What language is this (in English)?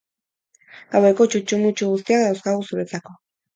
Basque